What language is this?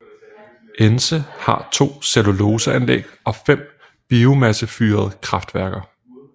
Danish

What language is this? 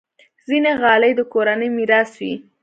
Pashto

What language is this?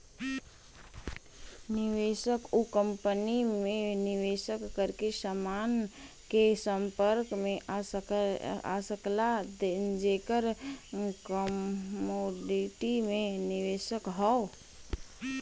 Bhojpuri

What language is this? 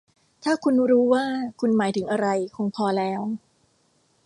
Thai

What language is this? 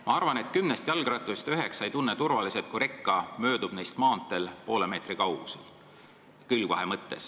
Estonian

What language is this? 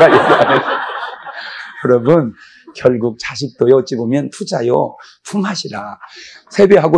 Korean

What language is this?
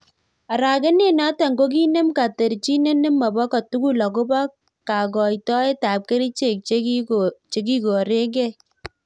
Kalenjin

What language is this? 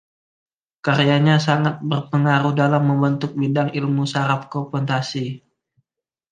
Indonesian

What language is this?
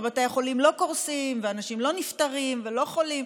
Hebrew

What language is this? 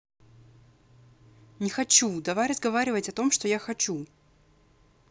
Russian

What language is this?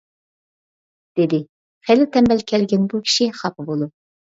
Uyghur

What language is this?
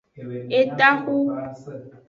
Aja (Benin)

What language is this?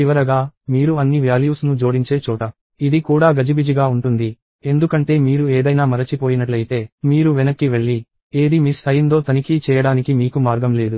Telugu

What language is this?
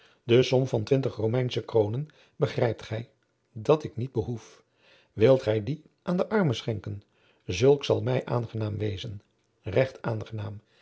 Dutch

